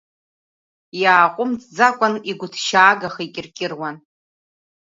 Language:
Abkhazian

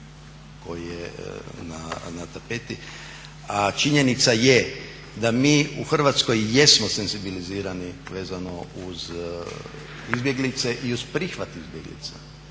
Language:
Croatian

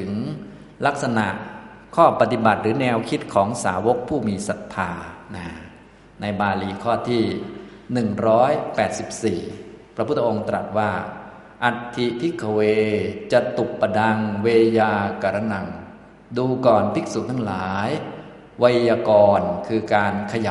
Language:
Thai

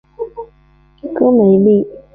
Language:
Chinese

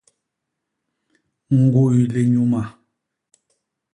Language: Basaa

